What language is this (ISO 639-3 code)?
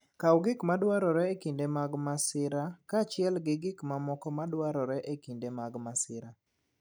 luo